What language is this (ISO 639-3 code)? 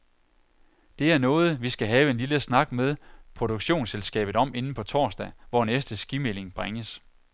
dan